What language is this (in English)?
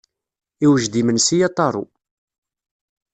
Kabyle